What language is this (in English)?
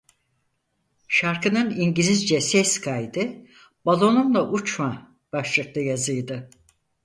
Turkish